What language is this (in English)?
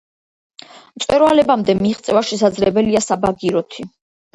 Georgian